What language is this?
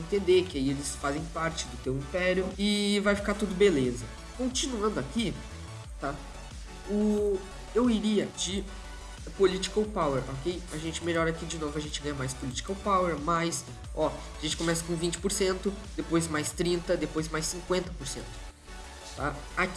Portuguese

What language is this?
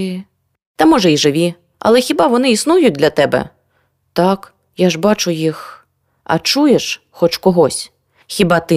Ukrainian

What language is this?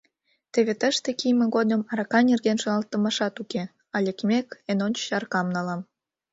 Mari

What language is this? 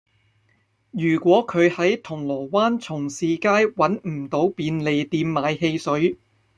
Cantonese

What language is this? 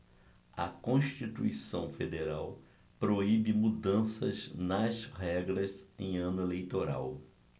Portuguese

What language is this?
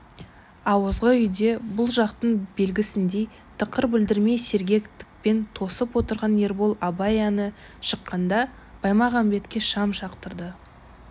Kazakh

